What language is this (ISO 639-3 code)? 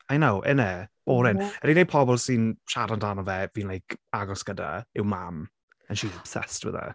cym